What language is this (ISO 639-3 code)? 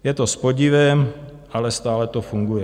ces